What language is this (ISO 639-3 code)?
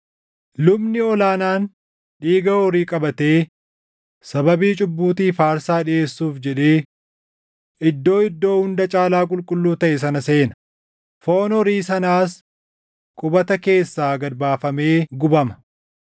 orm